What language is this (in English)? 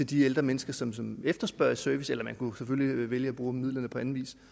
Danish